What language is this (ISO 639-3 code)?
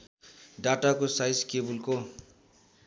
nep